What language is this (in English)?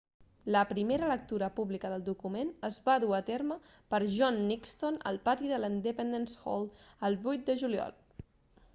Catalan